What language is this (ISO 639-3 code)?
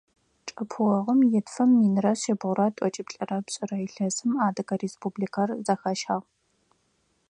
ady